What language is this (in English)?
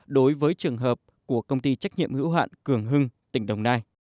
Vietnamese